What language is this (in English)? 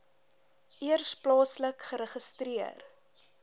Afrikaans